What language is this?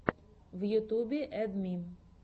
Russian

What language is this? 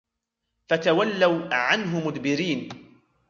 Arabic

